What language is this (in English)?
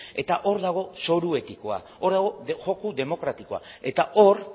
Basque